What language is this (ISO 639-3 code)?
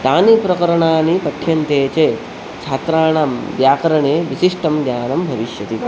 san